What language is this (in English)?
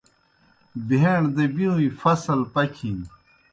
Kohistani Shina